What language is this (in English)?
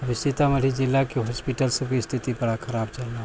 Maithili